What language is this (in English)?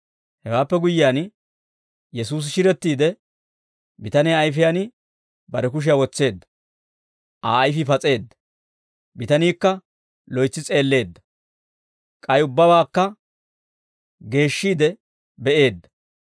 Dawro